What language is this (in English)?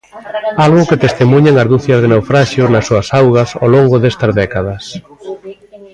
Galician